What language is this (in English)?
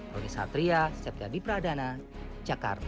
Indonesian